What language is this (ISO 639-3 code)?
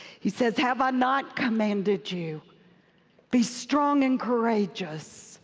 eng